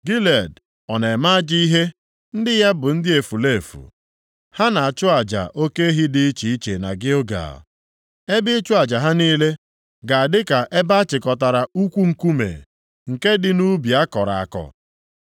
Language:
Igbo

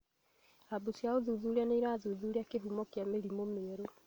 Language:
Kikuyu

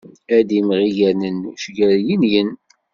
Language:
Kabyle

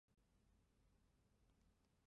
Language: Chinese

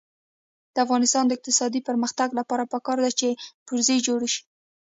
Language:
Pashto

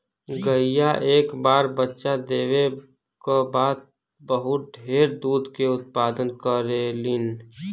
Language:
Bhojpuri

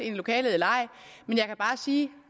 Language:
Danish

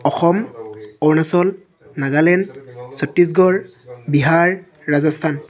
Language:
Assamese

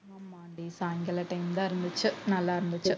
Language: Tamil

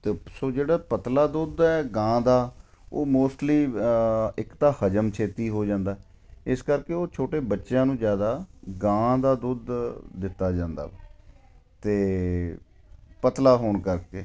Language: Punjabi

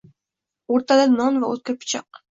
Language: Uzbek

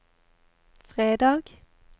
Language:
Norwegian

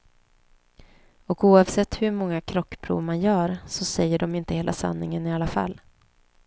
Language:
Swedish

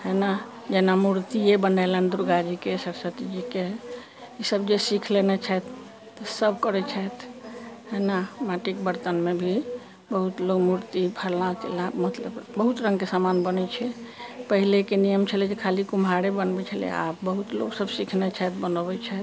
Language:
Maithili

